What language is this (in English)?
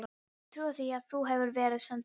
Icelandic